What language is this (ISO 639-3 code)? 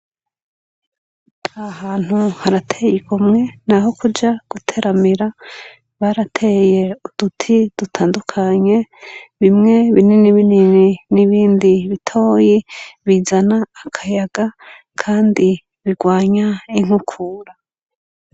run